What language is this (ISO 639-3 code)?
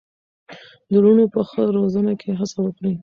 pus